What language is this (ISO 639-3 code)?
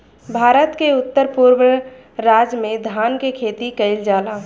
bho